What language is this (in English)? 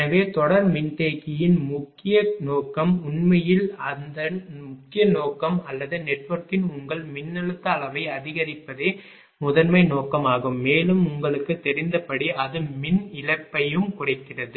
Tamil